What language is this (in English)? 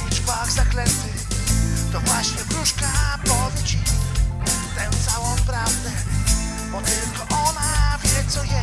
Polish